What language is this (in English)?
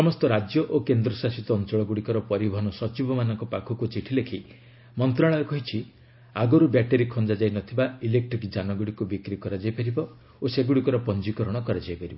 Odia